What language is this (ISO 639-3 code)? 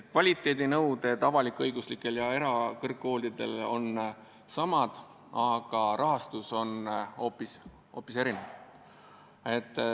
est